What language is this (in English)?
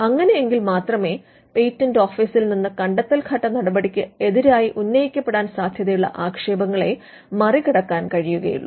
Malayalam